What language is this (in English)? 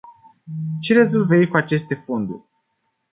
Romanian